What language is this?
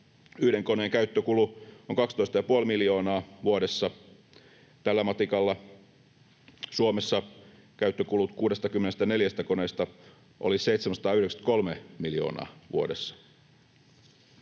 Finnish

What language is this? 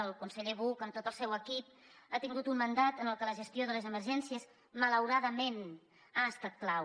Catalan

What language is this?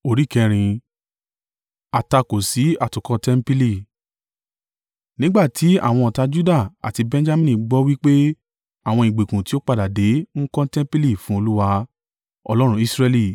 Yoruba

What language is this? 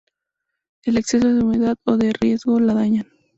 Spanish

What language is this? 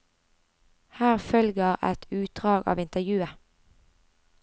Norwegian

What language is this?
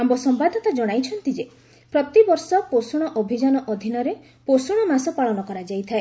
Odia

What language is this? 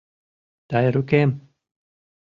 Mari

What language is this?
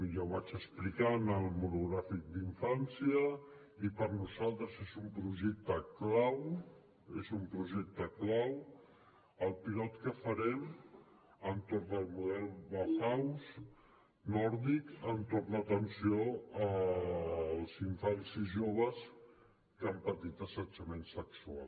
Catalan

